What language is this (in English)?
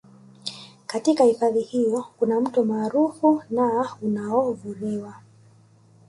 Swahili